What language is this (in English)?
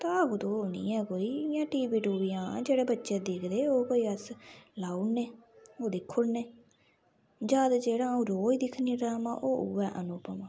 Dogri